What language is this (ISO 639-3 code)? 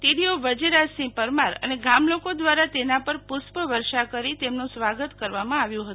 guj